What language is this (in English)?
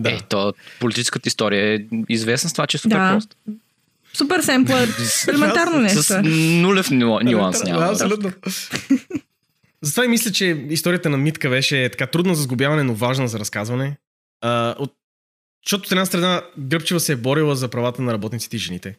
Bulgarian